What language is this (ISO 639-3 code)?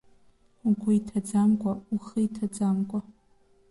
abk